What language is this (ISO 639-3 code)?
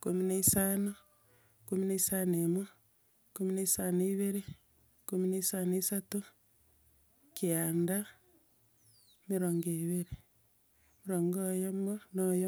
guz